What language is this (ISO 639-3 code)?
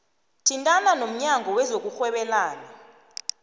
nbl